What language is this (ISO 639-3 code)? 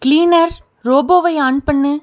tam